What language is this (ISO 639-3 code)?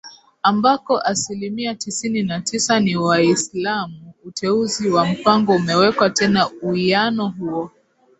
swa